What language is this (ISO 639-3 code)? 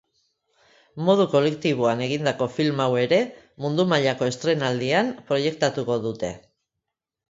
eus